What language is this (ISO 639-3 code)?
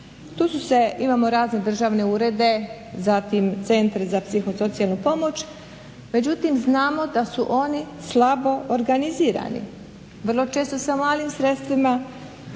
hrv